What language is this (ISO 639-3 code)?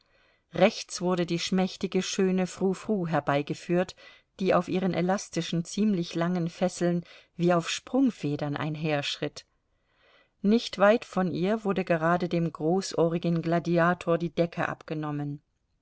deu